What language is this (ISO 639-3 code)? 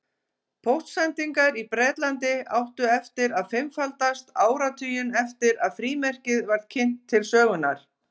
isl